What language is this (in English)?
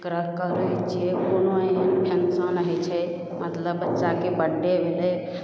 Maithili